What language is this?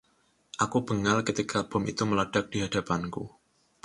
Indonesian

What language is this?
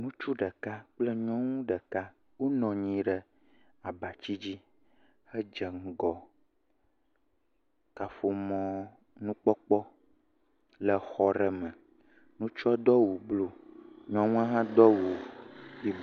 Ewe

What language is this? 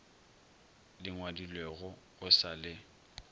Northern Sotho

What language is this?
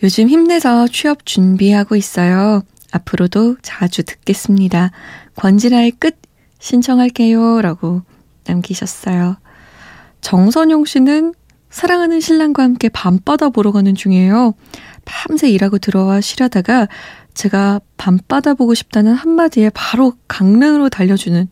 Korean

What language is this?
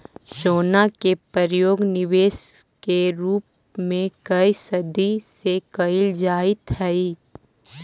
Magahi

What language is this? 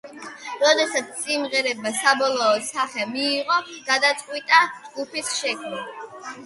Georgian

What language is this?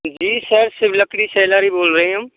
Hindi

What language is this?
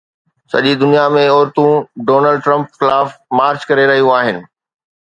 Sindhi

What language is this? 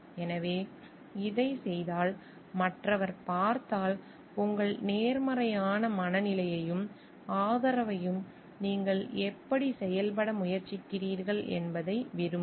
Tamil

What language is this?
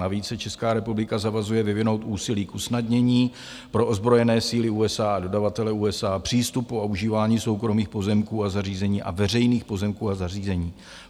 Czech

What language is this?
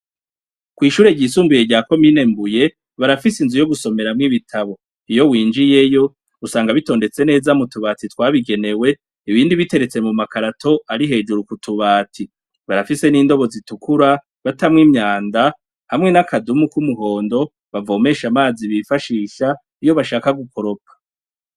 Rundi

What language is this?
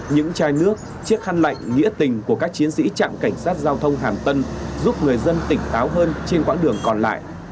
Vietnamese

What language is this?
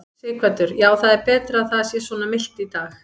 Icelandic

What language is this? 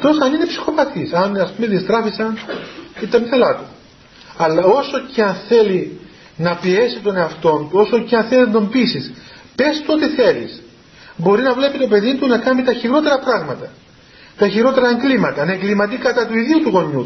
Greek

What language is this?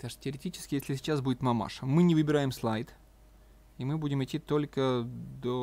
Russian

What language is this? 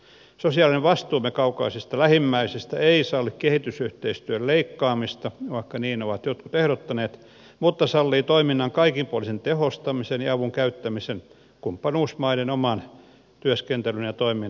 Finnish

